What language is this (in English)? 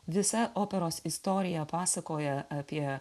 Lithuanian